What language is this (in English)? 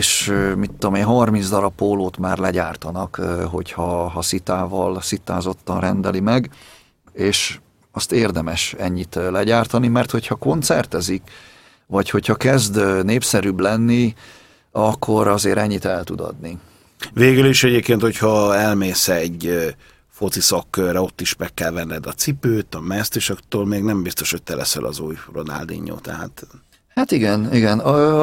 Hungarian